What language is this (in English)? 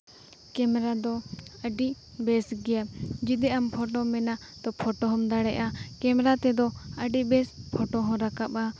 Santali